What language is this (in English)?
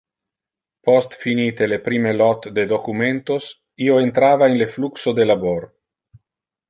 Interlingua